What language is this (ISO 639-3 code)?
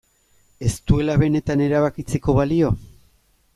eus